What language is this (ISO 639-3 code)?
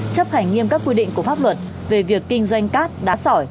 vie